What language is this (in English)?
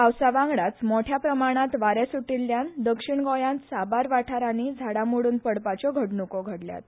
Konkani